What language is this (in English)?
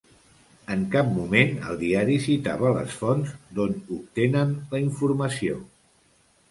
Catalan